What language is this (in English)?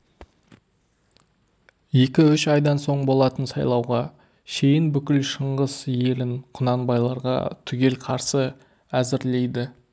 Kazakh